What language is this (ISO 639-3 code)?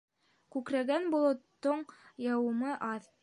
bak